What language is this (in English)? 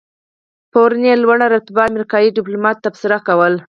Pashto